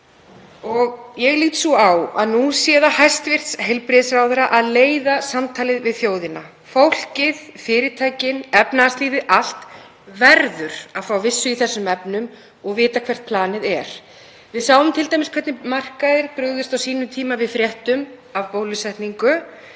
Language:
Icelandic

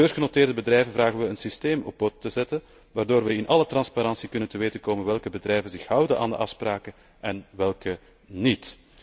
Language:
Dutch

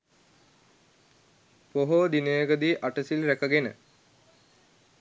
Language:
Sinhala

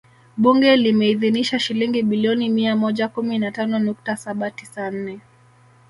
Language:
Swahili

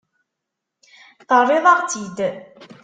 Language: Kabyle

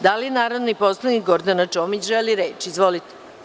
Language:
Serbian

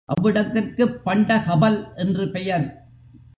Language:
Tamil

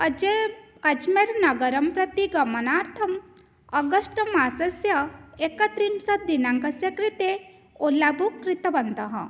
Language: Sanskrit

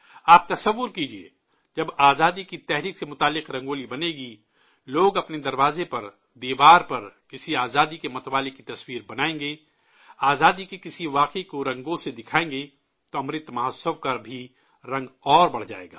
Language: Urdu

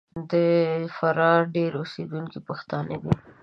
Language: Pashto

